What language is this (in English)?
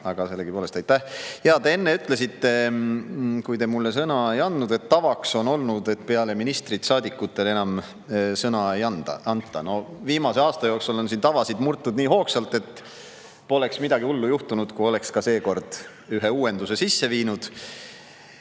Estonian